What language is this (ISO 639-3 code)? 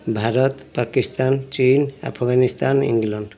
ori